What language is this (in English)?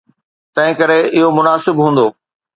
Sindhi